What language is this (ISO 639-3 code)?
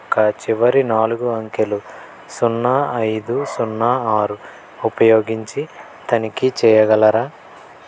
tel